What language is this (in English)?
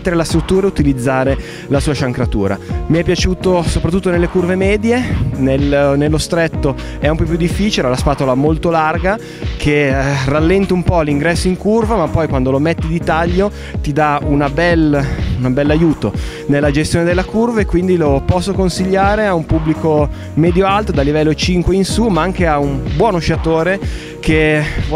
Italian